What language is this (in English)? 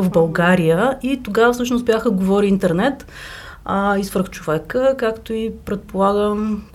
Bulgarian